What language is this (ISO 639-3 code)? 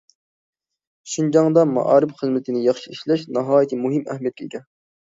uig